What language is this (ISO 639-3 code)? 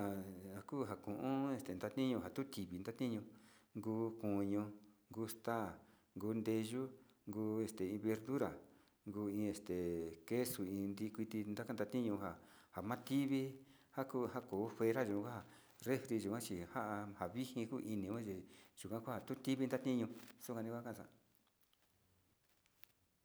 xti